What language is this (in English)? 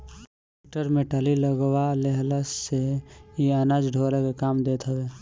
Bhojpuri